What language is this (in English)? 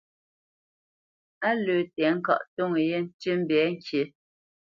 Bamenyam